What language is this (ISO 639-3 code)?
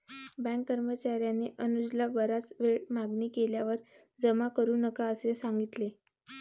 mar